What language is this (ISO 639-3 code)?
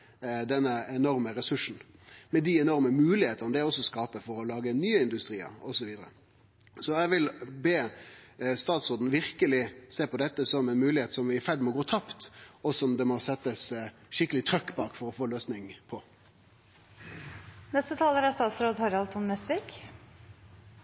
nno